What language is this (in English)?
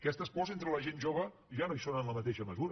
Catalan